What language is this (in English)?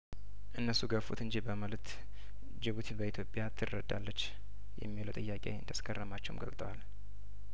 Amharic